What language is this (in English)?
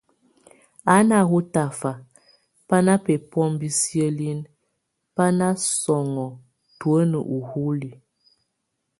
Tunen